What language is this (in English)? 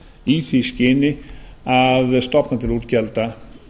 Icelandic